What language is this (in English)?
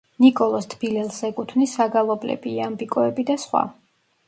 Georgian